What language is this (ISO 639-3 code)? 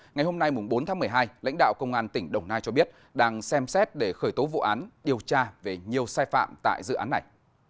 vie